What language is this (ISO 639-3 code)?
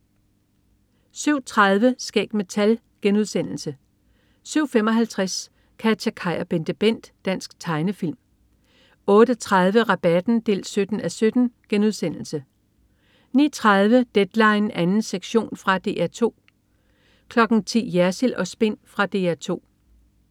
dan